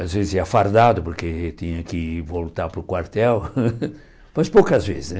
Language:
Portuguese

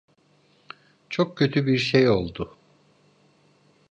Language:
Turkish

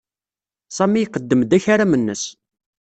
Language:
Kabyle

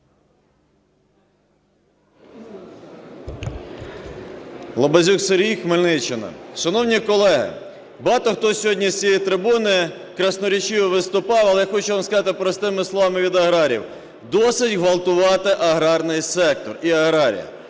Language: Ukrainian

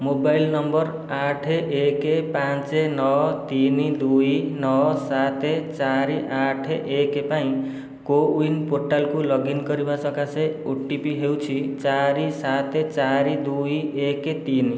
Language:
Odia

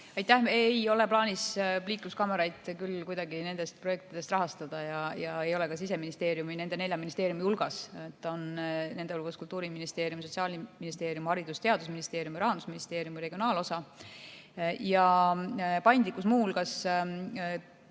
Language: Estonian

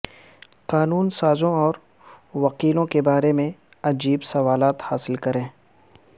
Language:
Urdu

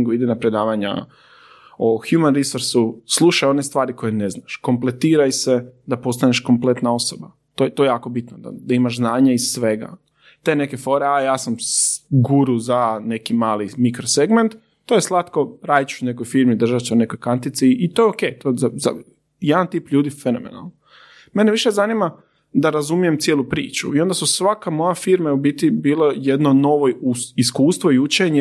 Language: Croatian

